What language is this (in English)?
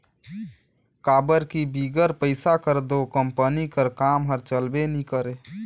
Chhattisgarhi